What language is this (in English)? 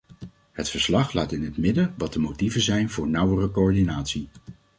Dutch